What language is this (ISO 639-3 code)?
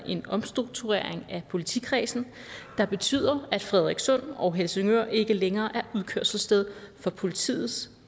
dan